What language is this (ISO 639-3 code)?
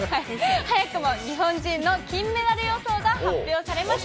jpn